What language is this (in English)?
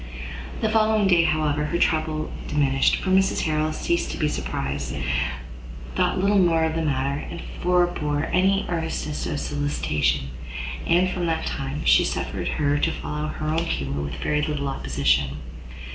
English